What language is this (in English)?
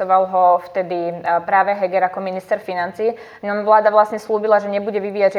Slovak